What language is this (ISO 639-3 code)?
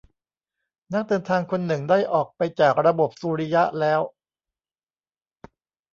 tha